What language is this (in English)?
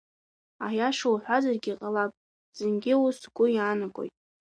Abkhazian